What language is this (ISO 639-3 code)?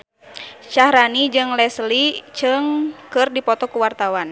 sun